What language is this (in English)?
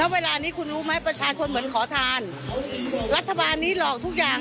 Thai